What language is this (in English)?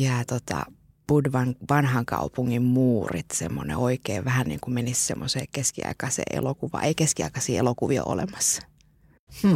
Finnish